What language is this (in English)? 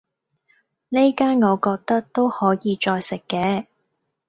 Cantonese